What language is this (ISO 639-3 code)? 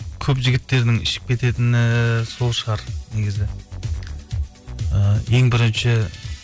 kaz